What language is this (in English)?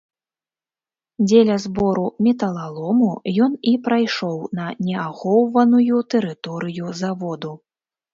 Belarusian